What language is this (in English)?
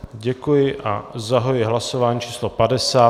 Czech